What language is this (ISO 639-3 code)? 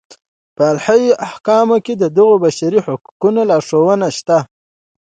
pus